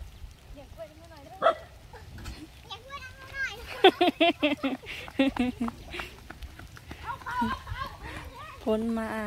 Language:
Thai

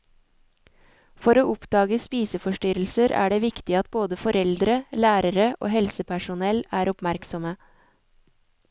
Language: Norwegian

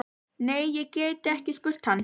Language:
Icelandic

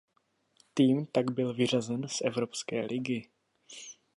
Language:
Czech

